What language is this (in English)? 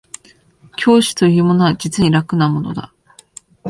Japanese